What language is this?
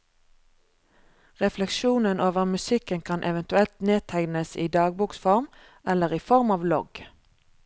Norwegian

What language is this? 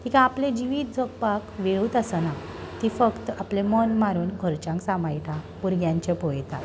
Konkani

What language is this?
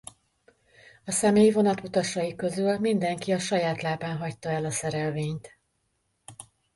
Hungarian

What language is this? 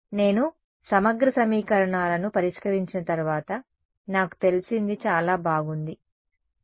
Telugu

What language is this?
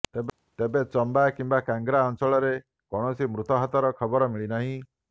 Odia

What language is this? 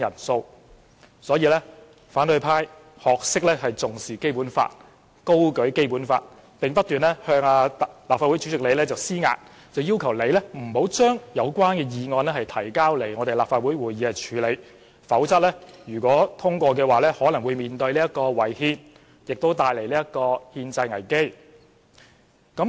Cantonese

